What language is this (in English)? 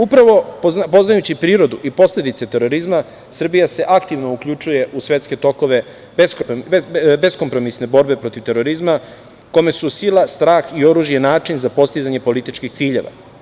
Serbian